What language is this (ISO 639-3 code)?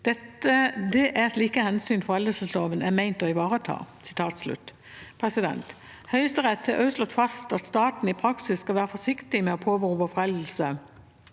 nor